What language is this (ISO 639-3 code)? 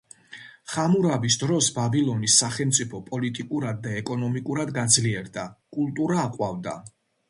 kat